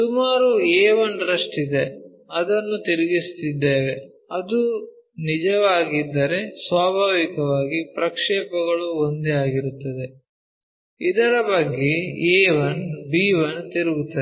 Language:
Kannada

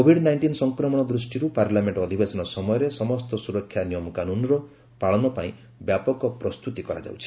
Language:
Odia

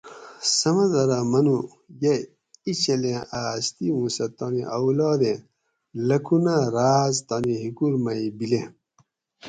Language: Gawri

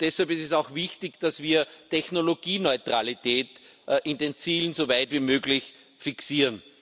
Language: German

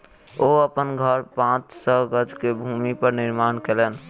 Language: Maithili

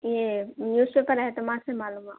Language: Urdu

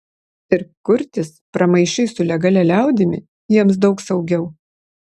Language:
Lithuanian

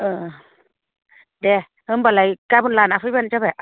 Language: Bodo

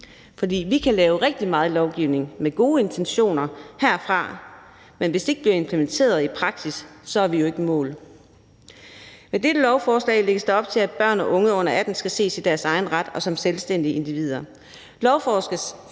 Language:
Danish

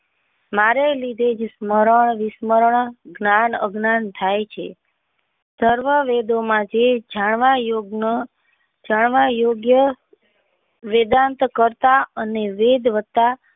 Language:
Gujarati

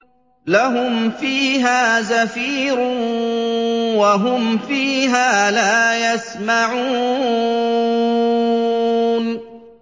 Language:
Arabic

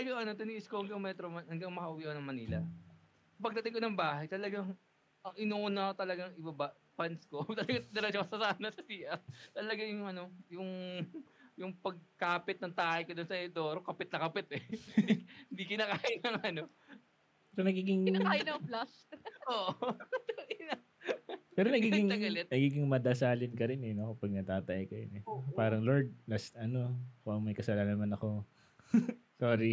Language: Filipino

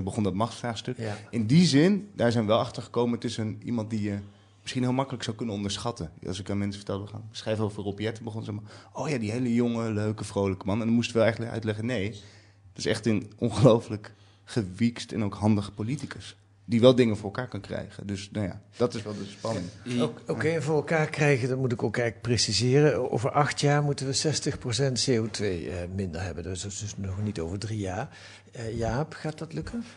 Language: Dutch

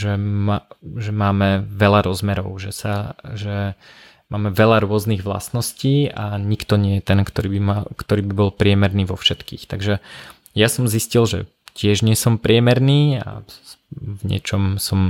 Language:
Slovak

